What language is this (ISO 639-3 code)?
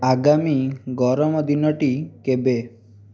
ori